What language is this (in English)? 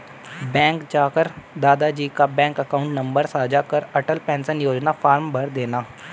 Hindi